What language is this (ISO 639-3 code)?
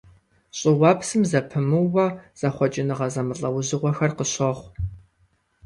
kbd